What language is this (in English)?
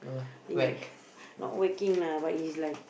English